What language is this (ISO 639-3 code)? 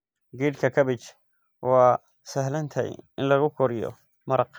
som